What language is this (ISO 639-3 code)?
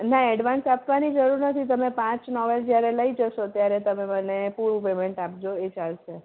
guj